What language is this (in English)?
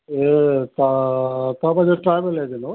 Nepali